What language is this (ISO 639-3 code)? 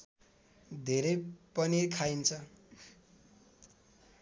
nep